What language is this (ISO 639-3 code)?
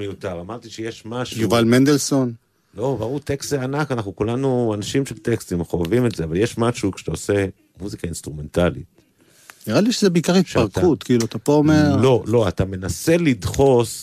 heb